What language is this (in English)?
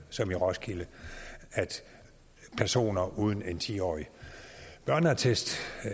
Danish